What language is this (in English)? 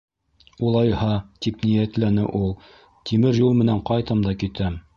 Bashkir